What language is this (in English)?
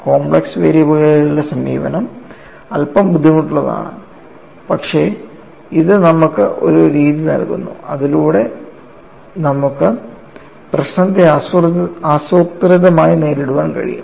Malayalam